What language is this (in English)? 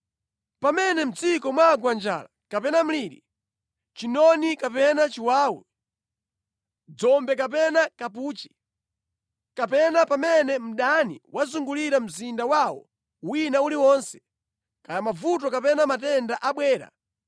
Nyanja